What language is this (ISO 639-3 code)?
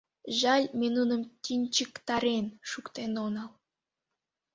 chm